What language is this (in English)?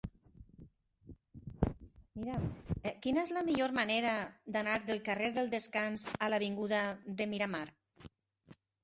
Catalan